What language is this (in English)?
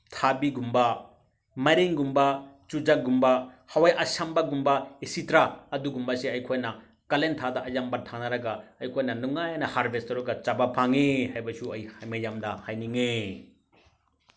Manipuri